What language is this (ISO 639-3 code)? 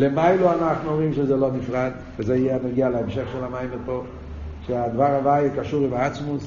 heb